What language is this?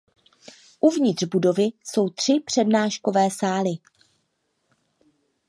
Czech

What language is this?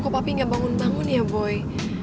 Indonesian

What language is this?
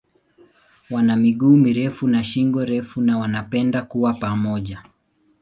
Swahili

